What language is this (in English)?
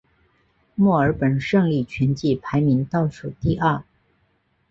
Chinese